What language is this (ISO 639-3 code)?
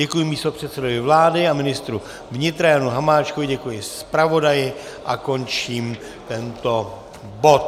ces